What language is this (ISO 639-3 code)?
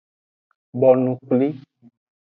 ajg